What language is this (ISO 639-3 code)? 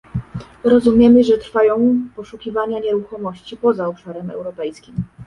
pol